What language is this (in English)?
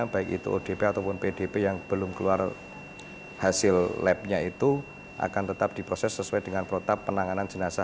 Indonesian